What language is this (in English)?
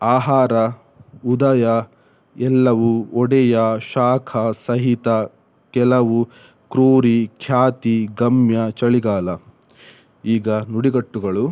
Kannada